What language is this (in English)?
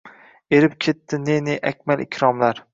Uzbek